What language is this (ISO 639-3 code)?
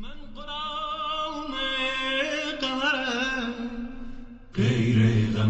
fas